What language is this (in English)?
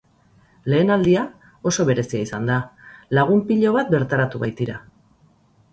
Basque